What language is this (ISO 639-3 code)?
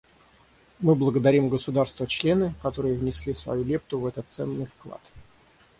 rus